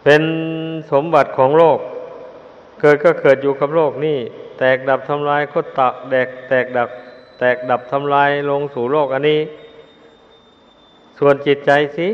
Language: Thai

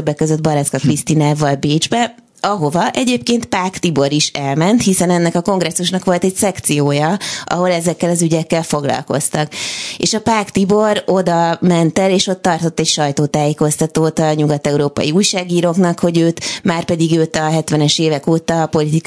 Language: Hungarian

